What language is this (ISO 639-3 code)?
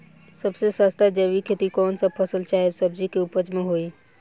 bho